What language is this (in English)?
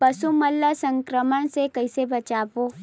Chhattisgarhi